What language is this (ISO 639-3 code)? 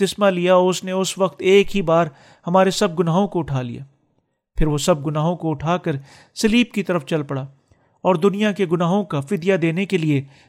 urd